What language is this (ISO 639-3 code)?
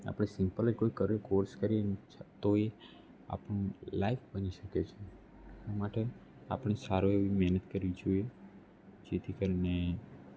guj